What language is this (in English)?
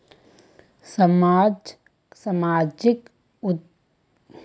Magahi